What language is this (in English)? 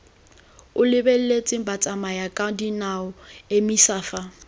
Tswana